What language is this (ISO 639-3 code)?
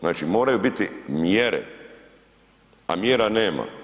hrv